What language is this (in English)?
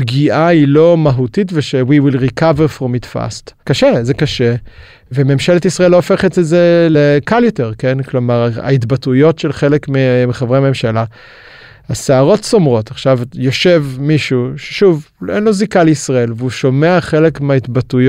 Hebrew